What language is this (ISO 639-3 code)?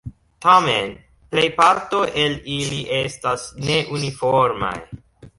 epo